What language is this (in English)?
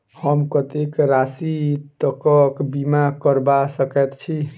Maithili